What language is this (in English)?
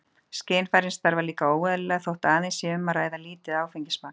Icelandic